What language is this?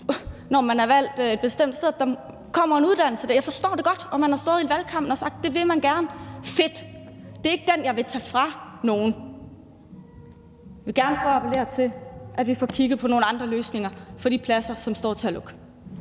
Danish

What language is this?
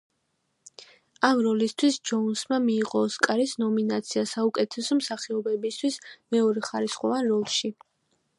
Georgian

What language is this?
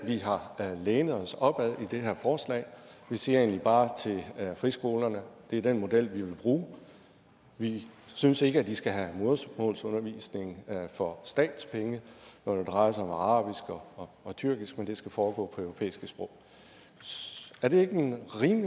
Danish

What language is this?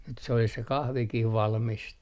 Finnish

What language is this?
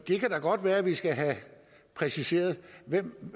Danish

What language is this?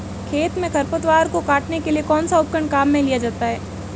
Hindi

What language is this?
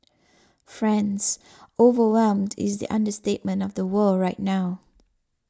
English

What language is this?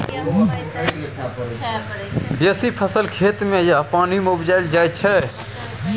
Maithili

